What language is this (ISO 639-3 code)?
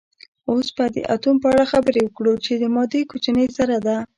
pus